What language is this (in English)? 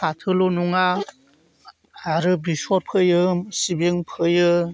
Bodo